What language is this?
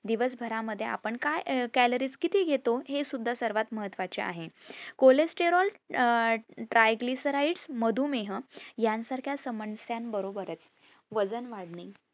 Marathi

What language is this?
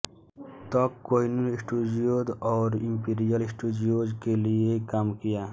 Hindi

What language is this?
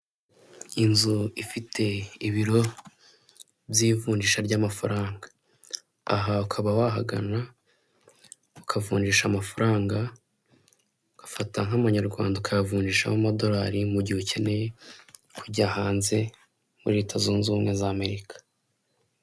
Kinyarwanda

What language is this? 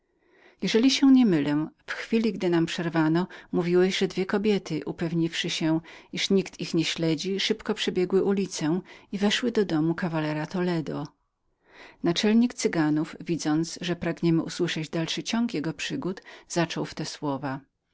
Polish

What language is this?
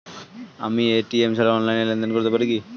Bangla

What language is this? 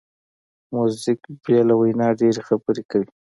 Pashto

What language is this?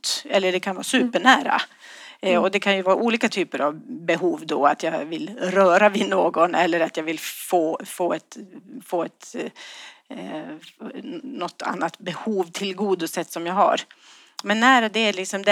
Swedish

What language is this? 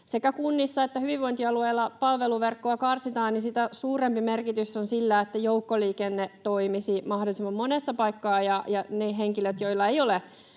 Finnish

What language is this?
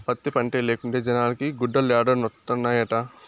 Telugu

